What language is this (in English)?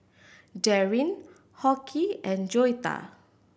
English